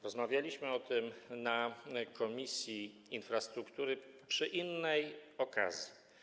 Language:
Polish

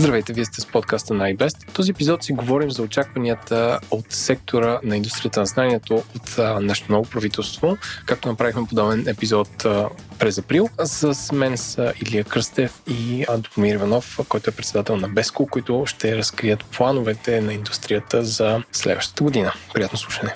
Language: Bulgarian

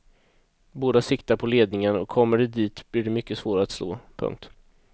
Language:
Swedish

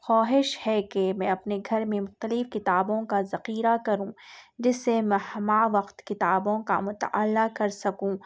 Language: Urdu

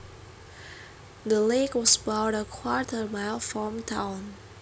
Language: Javanese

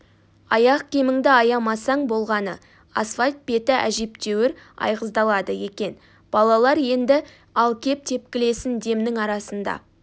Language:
Kazakh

